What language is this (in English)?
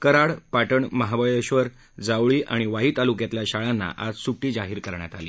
Marathi